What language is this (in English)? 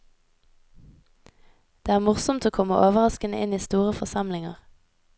Norwegian